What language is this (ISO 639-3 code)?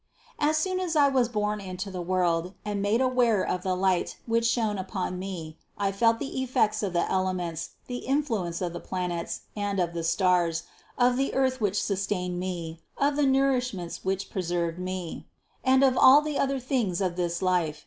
eng